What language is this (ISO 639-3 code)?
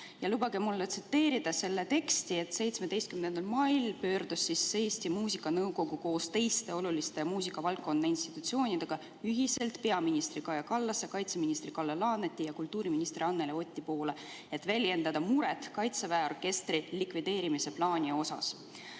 est